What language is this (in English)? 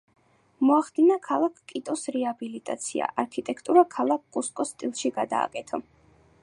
Georgian